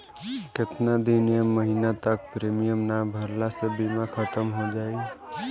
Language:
Bhojpuri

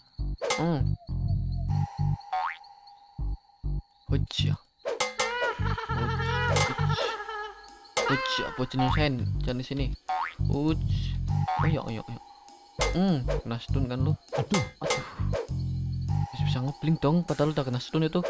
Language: Indonesian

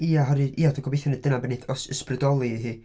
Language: Welsh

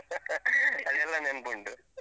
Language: Kannada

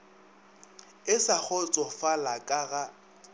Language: Northern Sotho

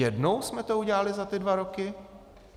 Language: Czech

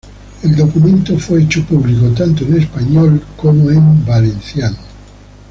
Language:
Spanish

